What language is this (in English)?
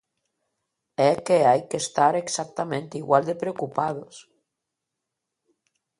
Galician